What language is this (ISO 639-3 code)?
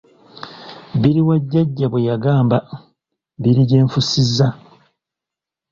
lug